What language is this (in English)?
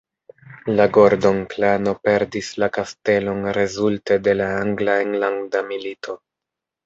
Esperanto